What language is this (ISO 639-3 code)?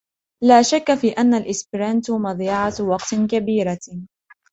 ara